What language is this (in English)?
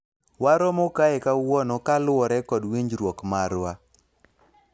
Luo (Kenya and Tanzania)